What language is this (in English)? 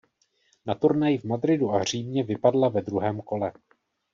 Czech